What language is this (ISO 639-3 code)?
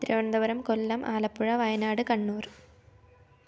mal